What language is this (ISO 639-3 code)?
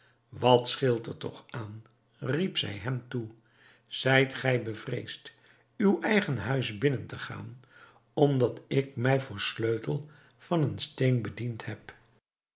nld